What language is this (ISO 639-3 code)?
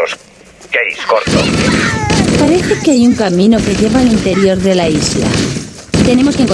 spa